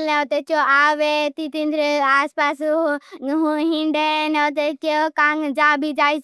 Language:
Bhili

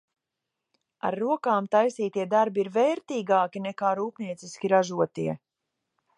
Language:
Latvian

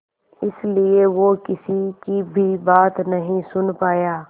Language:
Hindi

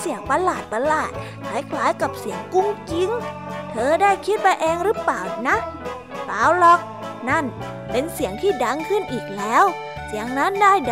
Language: Thai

